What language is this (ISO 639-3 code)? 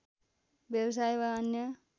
nep